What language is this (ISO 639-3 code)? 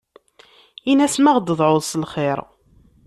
kab